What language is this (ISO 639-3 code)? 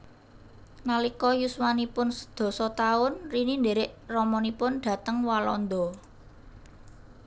jav